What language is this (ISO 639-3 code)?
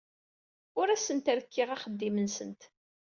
kab